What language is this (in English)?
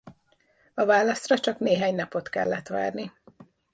Hungarian